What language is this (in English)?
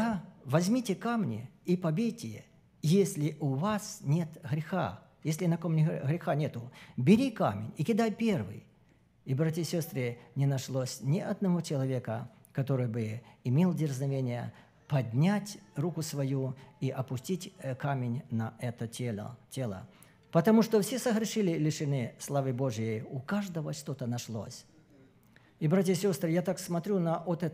Russian